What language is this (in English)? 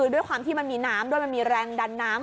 Thai